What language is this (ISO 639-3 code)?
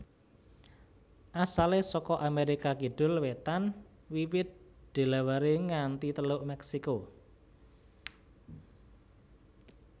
jav